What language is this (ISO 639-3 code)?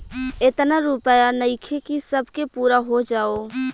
bho